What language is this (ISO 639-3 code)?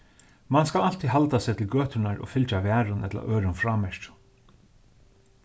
fao